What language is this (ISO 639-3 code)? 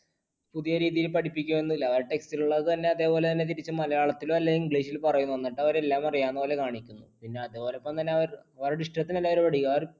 mal